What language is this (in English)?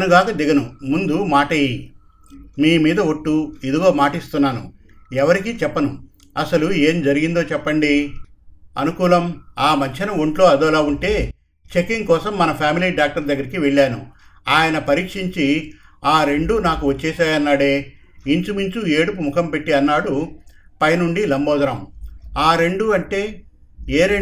Telugu